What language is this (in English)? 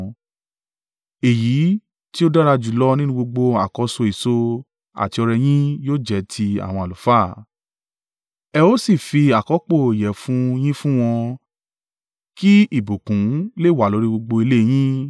Yoruba